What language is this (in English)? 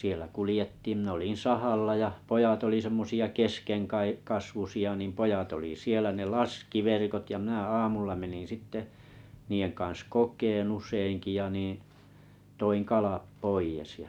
Finnish